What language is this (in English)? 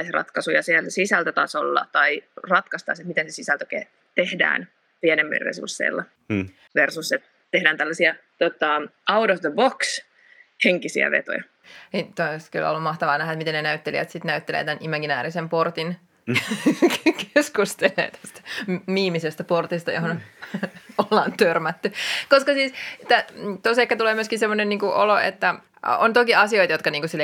Finnish